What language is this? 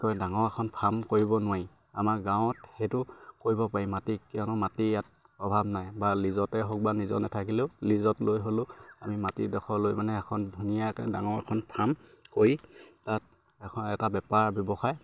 Assamese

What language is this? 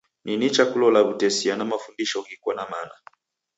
Taita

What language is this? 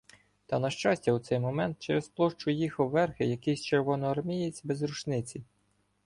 Ukrainian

